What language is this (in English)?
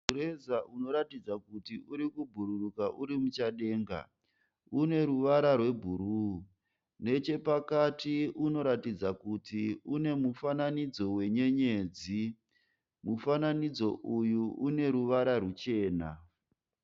Shona